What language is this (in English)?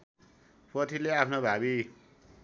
Nepali